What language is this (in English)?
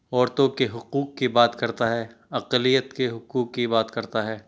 Urdu